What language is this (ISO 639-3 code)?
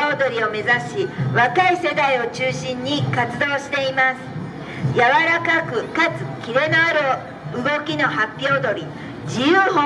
jpn